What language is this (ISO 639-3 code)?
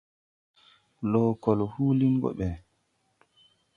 tui